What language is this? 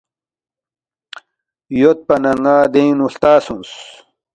Balti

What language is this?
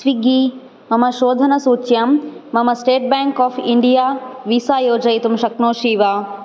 Sanskrit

